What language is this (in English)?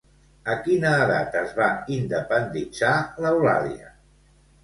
Catalan